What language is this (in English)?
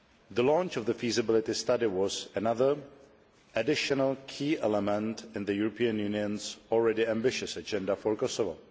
English